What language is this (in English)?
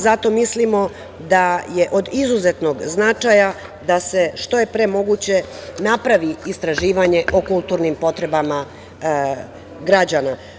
Serbian